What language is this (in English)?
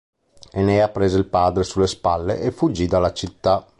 Italian